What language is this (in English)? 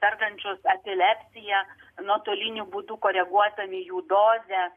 Lithuanian